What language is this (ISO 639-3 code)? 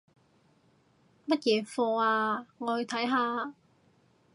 yue